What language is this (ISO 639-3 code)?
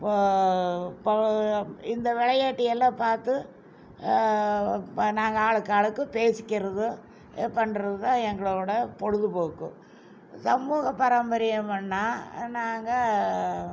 tam